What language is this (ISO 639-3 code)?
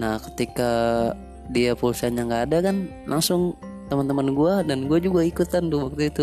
ind